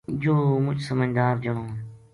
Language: Gujari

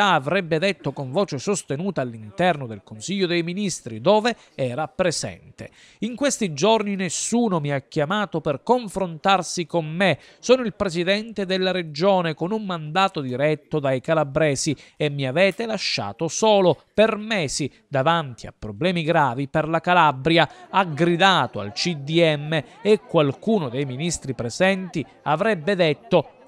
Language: Italian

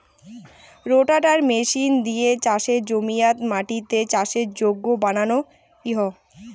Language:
Bangla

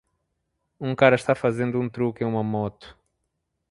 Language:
Portuguese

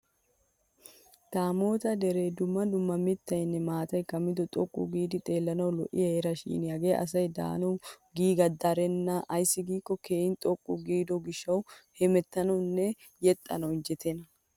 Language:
Wolaytta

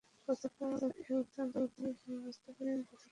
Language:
Bangla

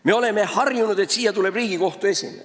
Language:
Estonian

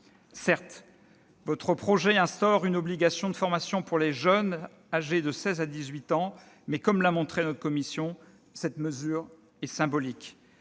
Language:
French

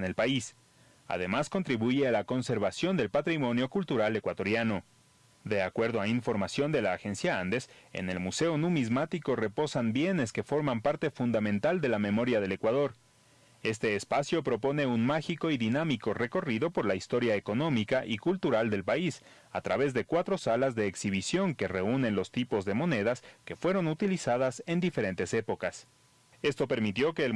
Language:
Spanish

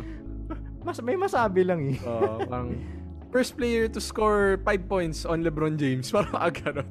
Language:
Filipino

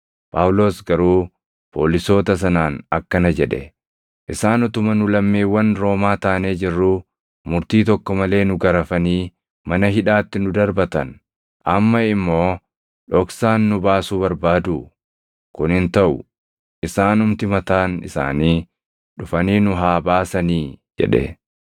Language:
Oromo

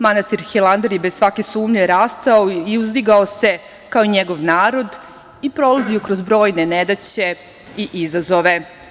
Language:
Serbian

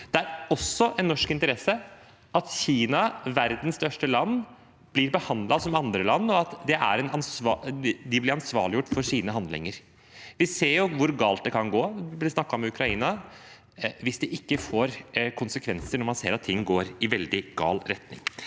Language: Norwegian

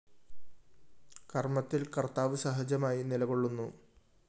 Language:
Malayalam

